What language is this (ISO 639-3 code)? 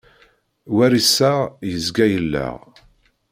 kab